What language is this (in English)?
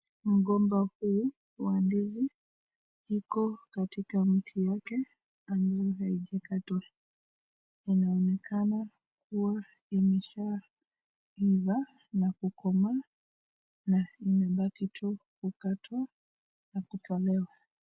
Swahili